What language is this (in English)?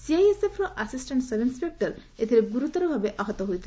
Odia